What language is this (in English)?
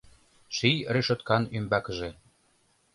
Mari